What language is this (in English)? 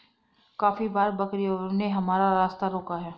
Hindi